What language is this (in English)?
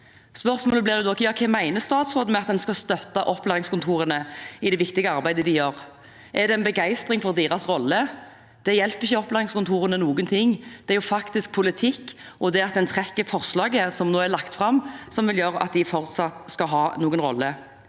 Norwegian